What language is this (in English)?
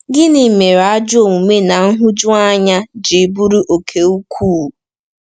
Igbo